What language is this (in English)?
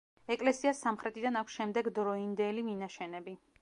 Georgian